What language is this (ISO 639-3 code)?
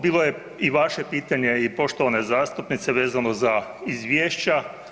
hrv